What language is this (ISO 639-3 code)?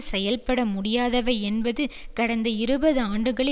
tam